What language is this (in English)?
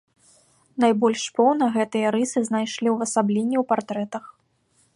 Belarusian